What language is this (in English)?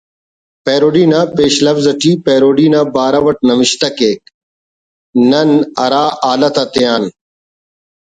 Brahui